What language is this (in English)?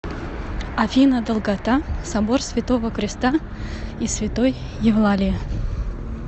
Russian